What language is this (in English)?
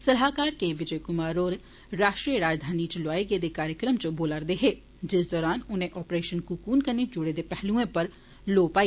Dogri